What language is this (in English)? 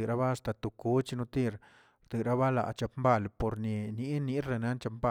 Tilquiapan Zapotec